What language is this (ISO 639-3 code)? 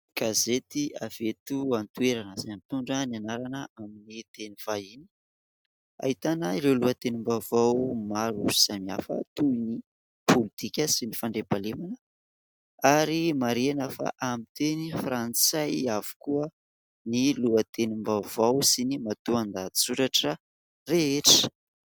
mlg